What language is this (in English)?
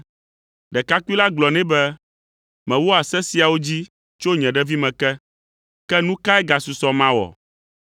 Ewe